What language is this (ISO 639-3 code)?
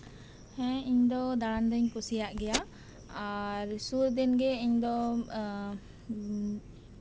sat